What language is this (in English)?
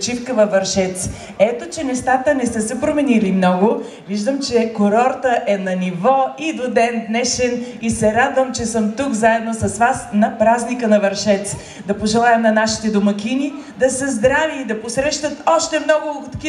Bulgarian